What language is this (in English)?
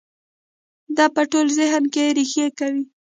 Pashto